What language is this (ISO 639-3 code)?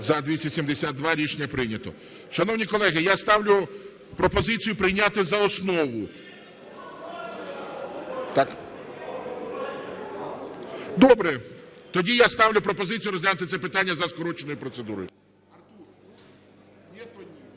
ukr